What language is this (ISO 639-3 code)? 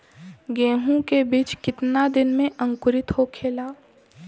bho